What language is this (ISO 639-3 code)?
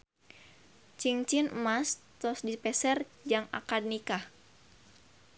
sun